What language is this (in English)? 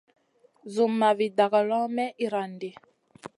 Masana